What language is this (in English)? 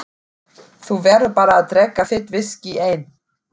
Icelandic